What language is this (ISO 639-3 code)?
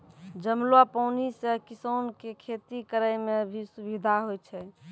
mai